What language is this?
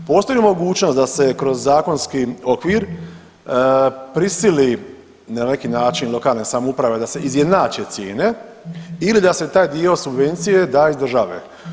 Croatian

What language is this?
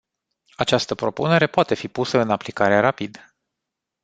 Romanian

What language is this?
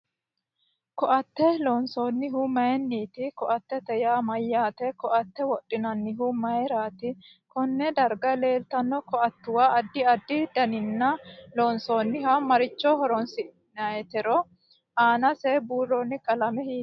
Sidamo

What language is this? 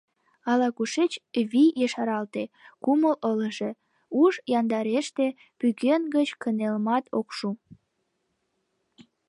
Mari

